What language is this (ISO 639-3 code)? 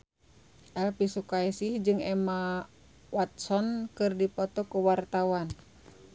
sun